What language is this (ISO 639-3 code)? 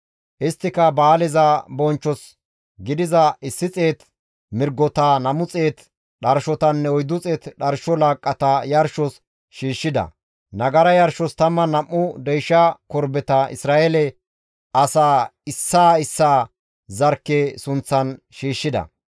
gmv